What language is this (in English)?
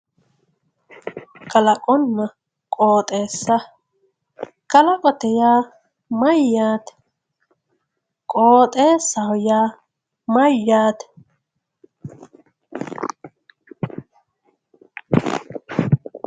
Sidamo